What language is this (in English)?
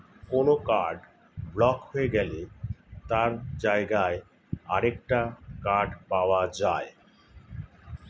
Bangla